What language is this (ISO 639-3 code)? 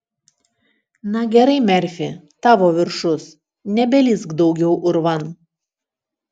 lit